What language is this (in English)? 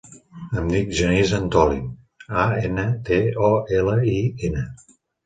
Catalan